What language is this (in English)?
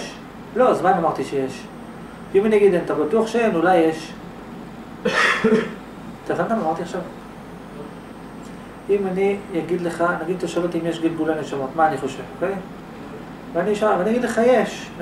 Hebrew